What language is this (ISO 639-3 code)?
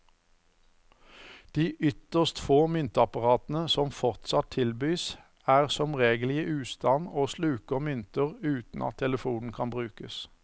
nor